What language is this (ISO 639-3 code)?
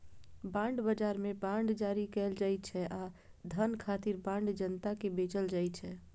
mai